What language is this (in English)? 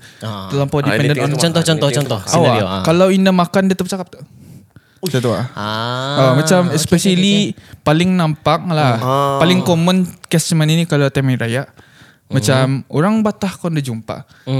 Malay